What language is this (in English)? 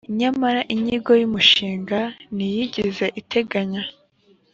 Kinyarwanda